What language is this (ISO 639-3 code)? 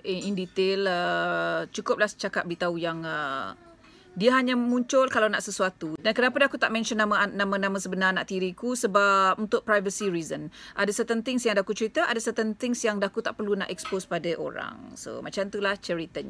msa